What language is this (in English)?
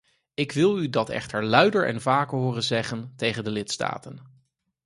Dutch